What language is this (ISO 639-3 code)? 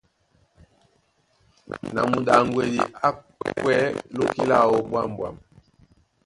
dua